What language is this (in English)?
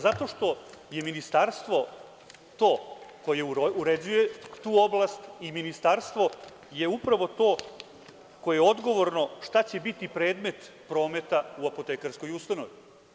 Serbian